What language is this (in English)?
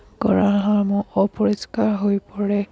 Assamese